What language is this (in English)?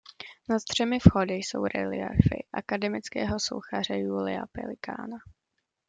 Czech